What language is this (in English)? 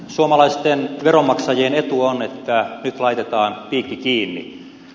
Finnish